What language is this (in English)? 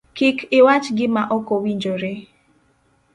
Luo (Kenya and Tanzania)